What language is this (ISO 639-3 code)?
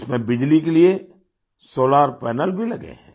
hin